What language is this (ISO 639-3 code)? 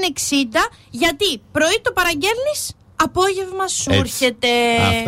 ell